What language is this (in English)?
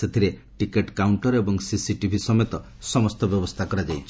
Odia